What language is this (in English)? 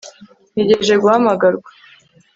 Kinyarwanda